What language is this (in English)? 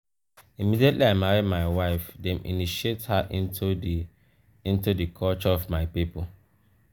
Nigerian Pidgin